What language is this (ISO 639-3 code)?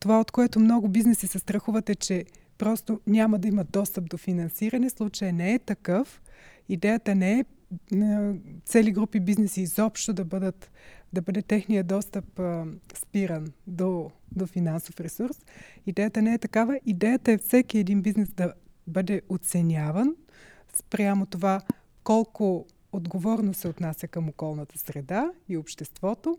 bul